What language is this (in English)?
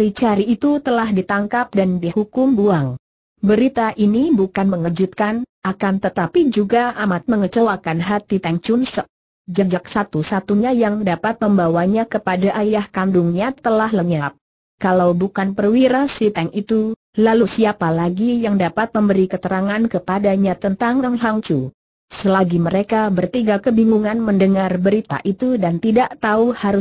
Indonesian